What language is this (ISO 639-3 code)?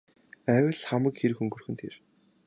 mon